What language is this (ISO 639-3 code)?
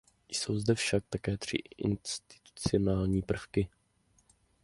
ces